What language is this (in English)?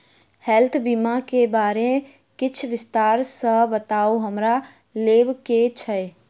Maithili